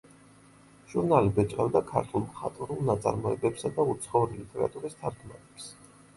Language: Georgian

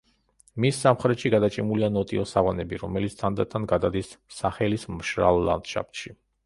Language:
Georgian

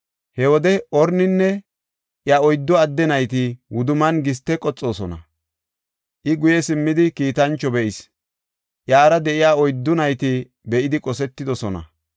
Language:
Gofa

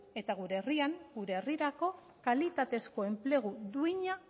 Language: Basque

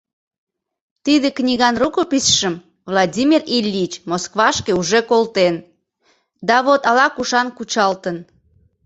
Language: Mari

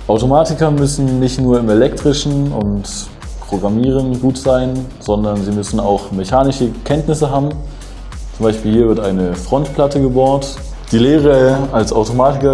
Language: German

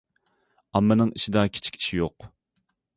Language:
Uyghur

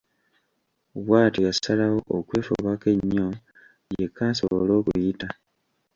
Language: Ganda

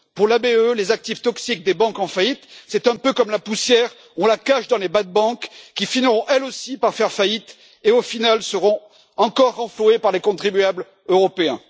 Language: French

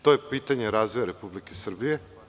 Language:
Serbian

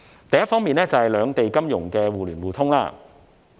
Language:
Cantonese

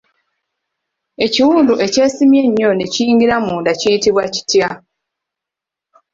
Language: Ganda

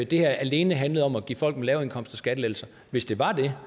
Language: Danish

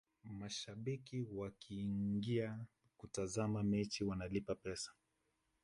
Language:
Swahili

